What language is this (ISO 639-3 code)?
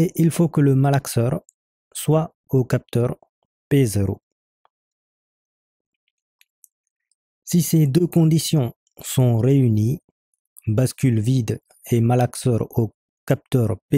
fra